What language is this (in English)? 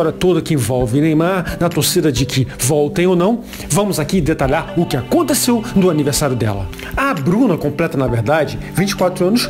Portuguese